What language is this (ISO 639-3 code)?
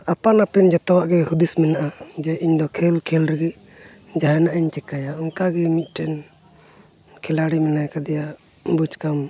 sat